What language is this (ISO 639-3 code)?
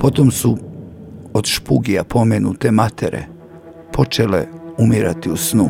hrv